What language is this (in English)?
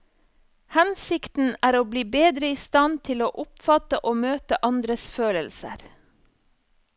Norwegian